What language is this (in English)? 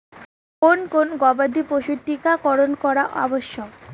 Bangla